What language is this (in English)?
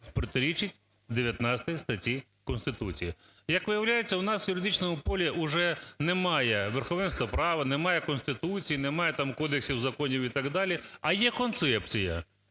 Ukrainian